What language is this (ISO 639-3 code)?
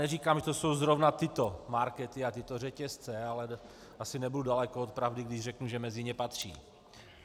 ces